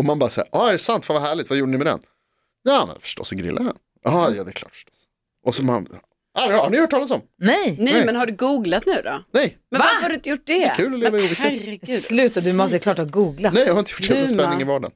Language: Swedish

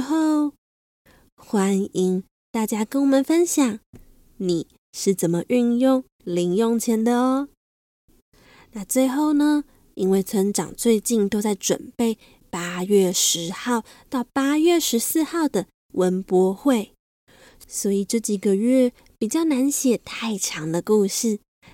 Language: Chinese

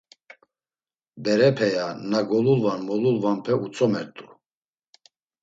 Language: Laz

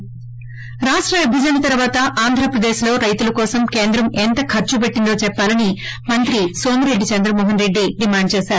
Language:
Telugu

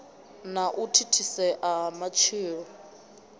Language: Venda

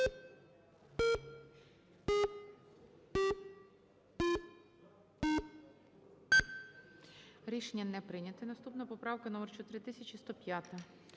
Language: Ukrainian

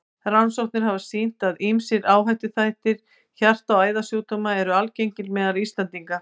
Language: Icelandic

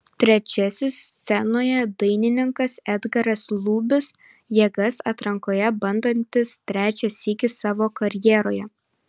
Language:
Lithuanian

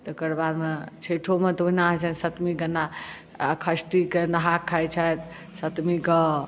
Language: Maithili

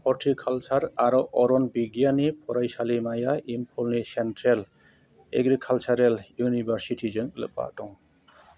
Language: Bodo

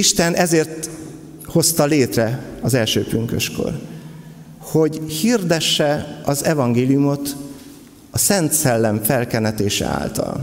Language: Hungarian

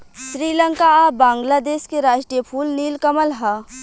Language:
Bhojpuri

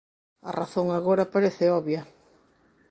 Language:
Galician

